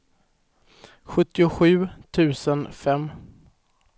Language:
Swedish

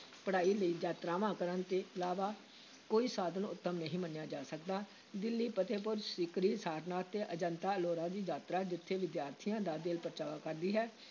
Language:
Punjabi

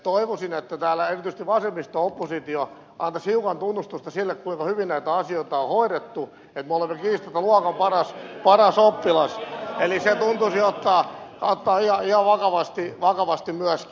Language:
Finnish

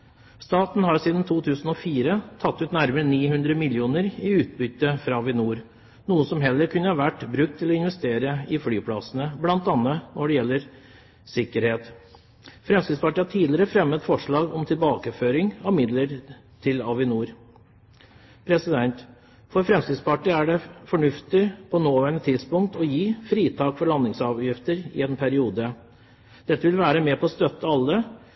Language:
Norwegian Bokmål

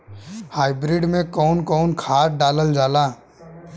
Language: Bhojpuri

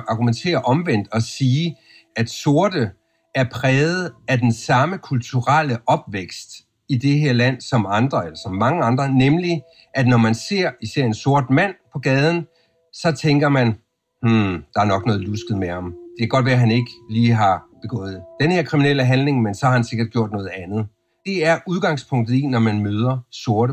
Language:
Danish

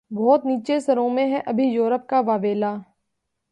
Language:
Urdu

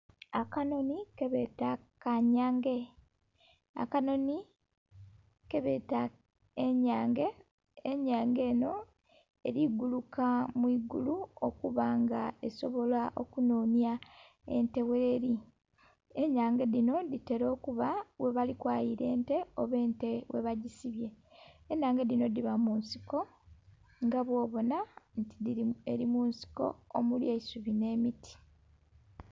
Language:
Soga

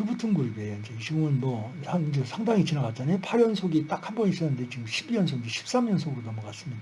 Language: Korean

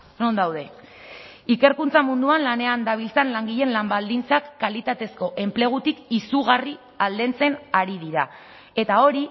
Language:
Basque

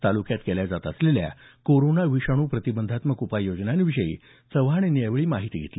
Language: Marathi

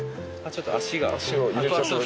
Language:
Japanese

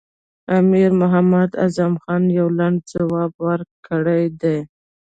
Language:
Pashto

